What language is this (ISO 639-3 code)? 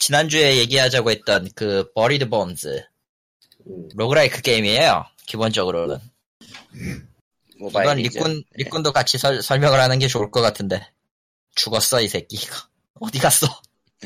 kor